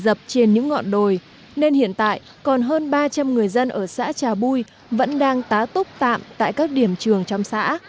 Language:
Vietnamese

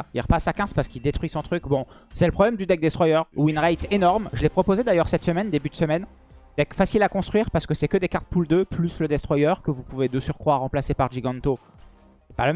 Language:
French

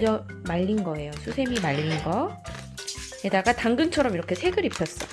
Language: Korean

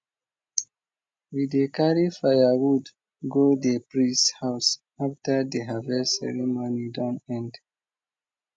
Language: Nigerian Pidgin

